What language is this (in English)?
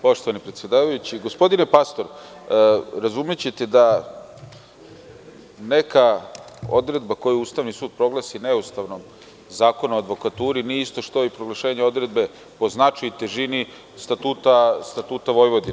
Serbian